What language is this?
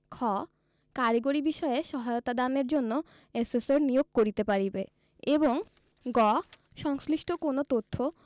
Bangla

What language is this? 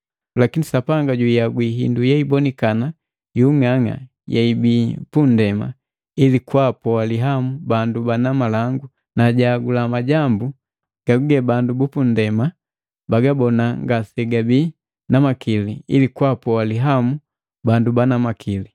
Matengo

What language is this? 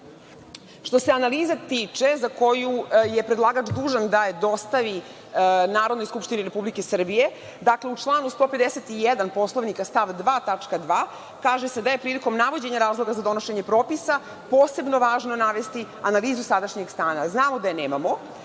Serbian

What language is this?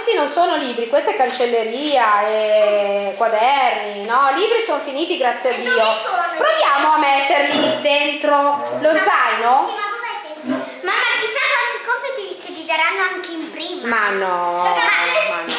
Italian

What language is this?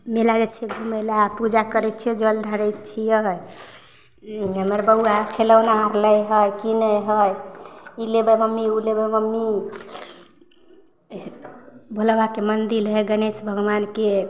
Maithili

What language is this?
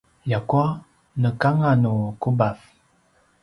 Paiwan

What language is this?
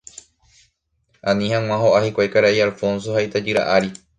Guarani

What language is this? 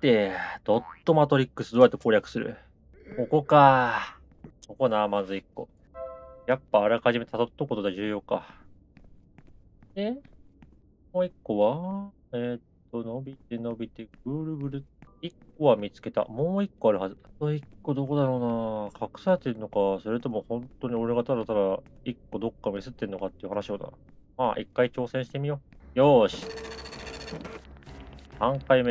Japanese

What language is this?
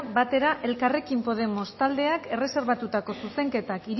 Basque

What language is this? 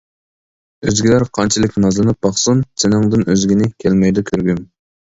Uyghur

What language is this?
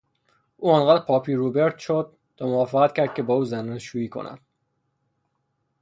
Persian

